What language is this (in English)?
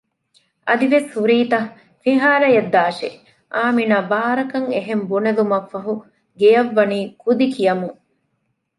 Divehi